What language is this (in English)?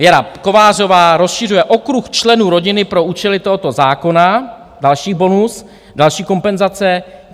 Czech